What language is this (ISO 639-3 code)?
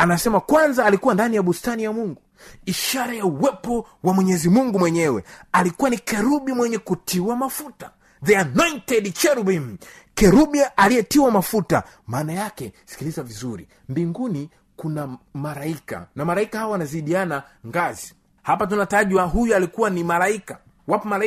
swa